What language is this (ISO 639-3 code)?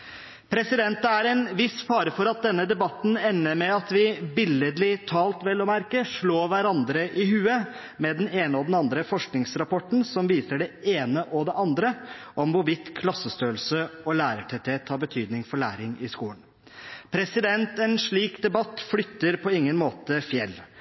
nob